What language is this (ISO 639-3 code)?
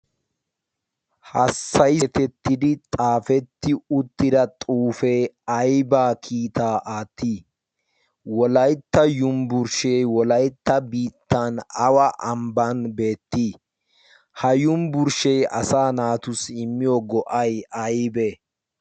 wal